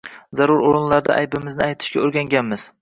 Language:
Uzbek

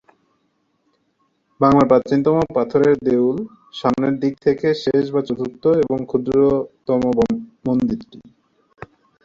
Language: Bangla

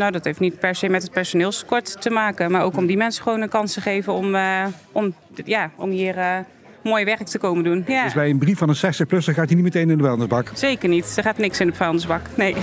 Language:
Dutch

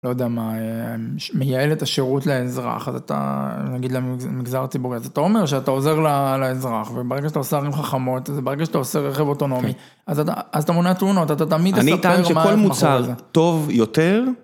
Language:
Hebrew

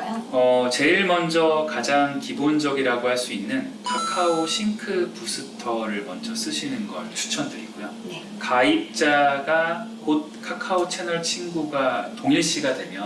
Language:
Korean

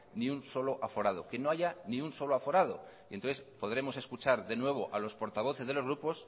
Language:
Spanish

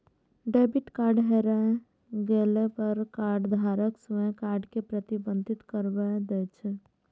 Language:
Maithili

